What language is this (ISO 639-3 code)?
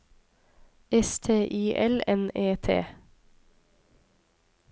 nor